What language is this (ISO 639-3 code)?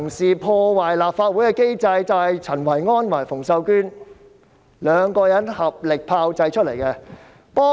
yue